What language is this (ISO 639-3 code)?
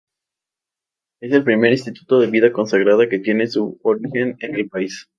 spa